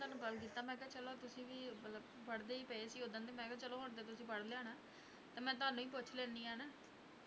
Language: Punjabi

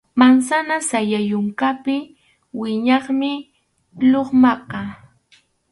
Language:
Arequipa-La Unión Quechua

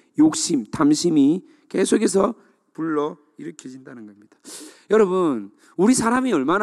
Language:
Korean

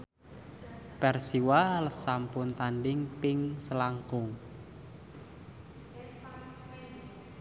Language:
Javanese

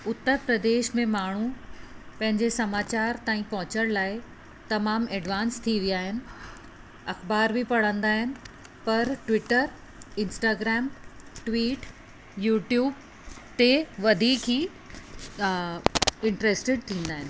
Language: Sindhi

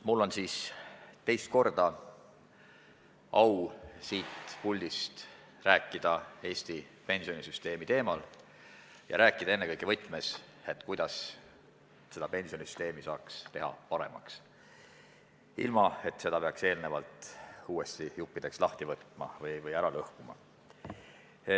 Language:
Estonian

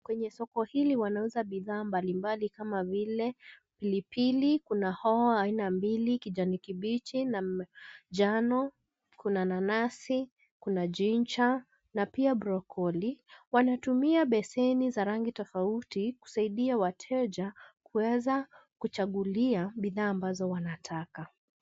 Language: Swahili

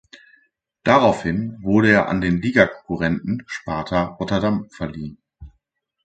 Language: German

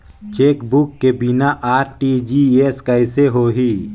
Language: Chhattisgarhi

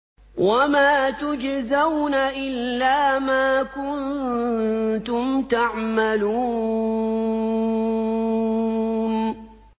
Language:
Arabic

